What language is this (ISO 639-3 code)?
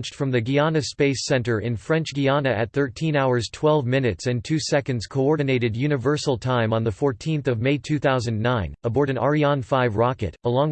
eng